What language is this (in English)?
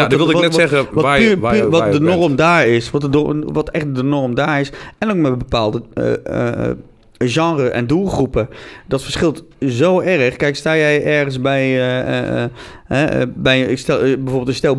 Dutch